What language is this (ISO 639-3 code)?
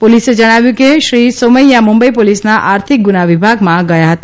guj